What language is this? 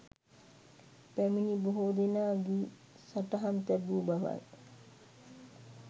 Sinhala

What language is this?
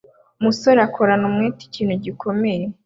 Kinyarwanda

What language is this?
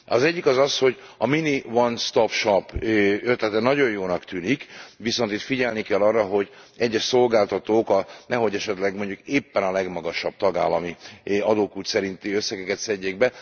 Hungarian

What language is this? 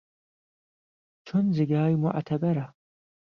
Central Kurdish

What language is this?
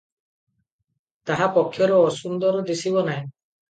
Odia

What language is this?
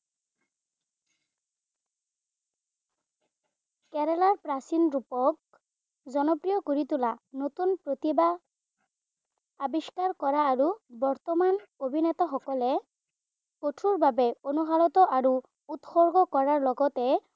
Assamese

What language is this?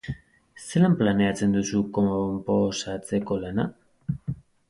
Basque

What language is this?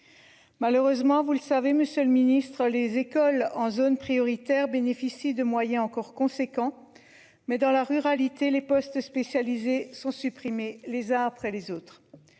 French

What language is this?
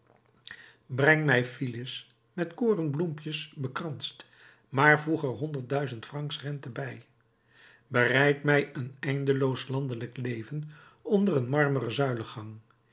Dutch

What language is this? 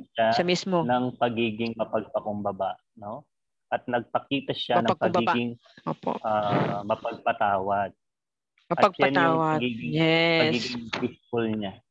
Filipino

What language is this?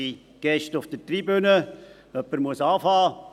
Swiss German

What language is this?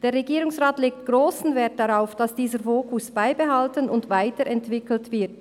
Swiss German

